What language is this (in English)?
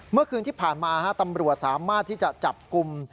Thai